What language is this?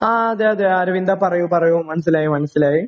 Malayalam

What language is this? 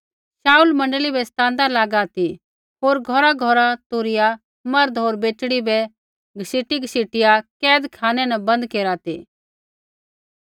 Kullu Pahari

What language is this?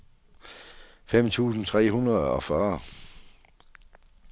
Danish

